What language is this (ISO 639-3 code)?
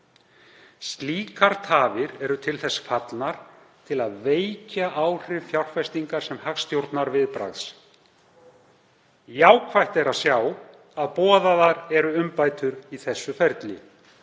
isl